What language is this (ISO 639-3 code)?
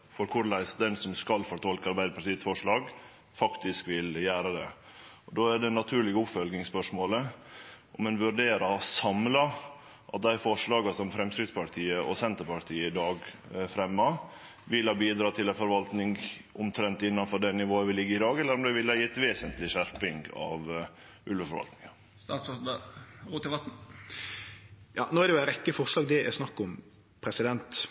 nno